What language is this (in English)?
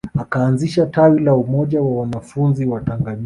Swahili